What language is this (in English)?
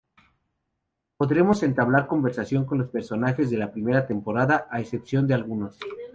Spanish